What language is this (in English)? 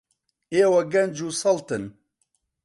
Central Kurdish